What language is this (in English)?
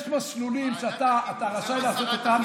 Hebrew